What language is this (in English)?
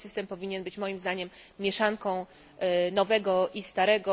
Polish